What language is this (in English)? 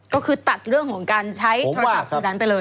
Thai